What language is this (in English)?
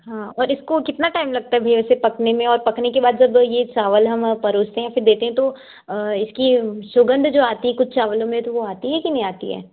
Hindi